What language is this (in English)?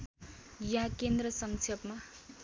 Nepali